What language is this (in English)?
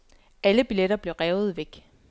Danish